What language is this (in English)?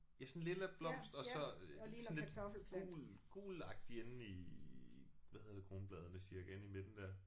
Danish